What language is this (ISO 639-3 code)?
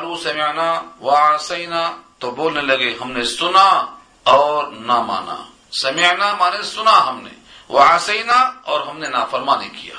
urd